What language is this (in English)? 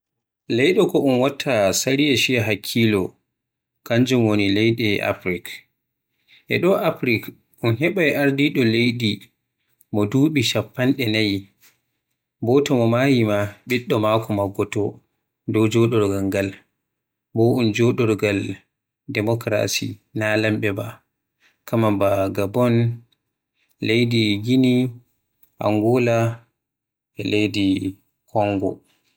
Western Niger Fulfulde